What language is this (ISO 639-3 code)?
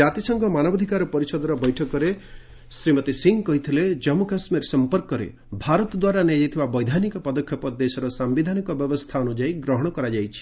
ori